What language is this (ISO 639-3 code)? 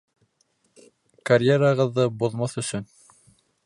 bak